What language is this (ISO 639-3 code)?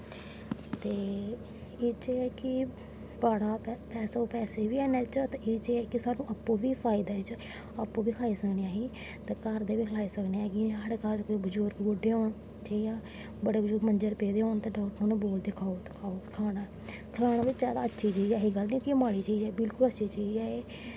doi